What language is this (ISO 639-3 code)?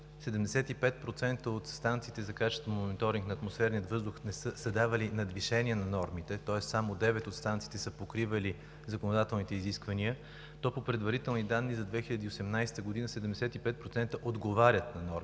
bul